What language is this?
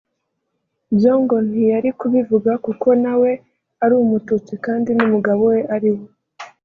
Kinyarwanda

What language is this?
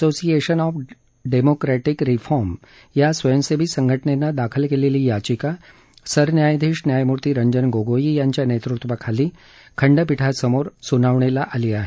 Marathi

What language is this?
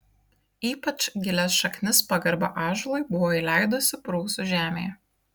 Lithuanian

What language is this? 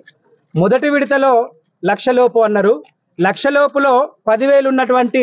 Telugu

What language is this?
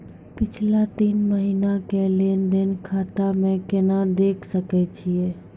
Maithili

